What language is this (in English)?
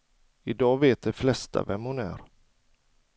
Swedish